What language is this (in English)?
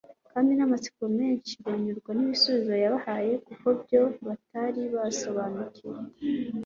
Kinyarwanda